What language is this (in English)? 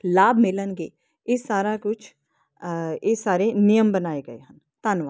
Punjabi